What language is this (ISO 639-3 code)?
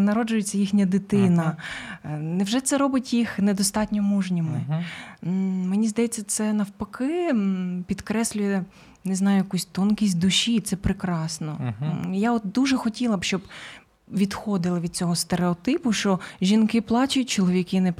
ukr